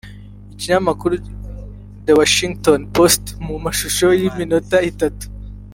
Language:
Kinyarwanda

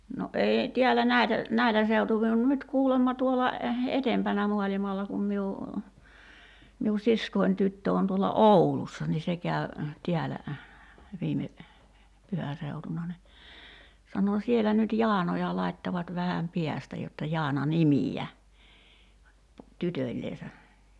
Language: Finnish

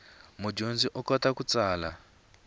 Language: Tsonga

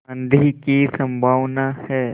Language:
Hindi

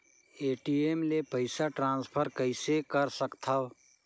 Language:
Chhattisgarhi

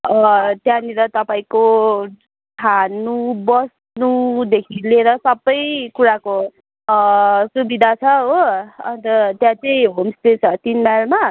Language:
Nepali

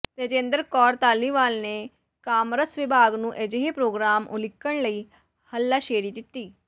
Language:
Punjabi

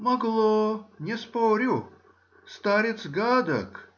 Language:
Russian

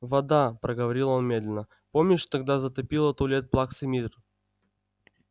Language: Russian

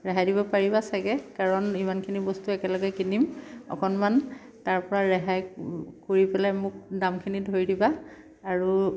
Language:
Assamese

